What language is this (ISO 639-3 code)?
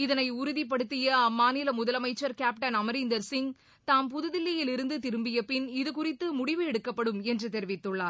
tam